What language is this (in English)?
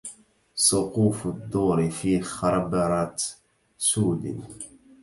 Arabic